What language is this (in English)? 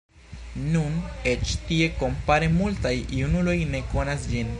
Esperanto